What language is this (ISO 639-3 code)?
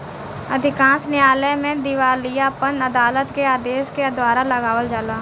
bho